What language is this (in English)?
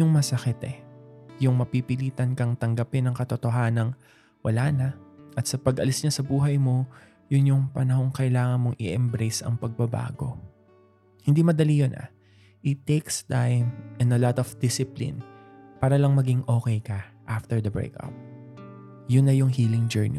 Filipino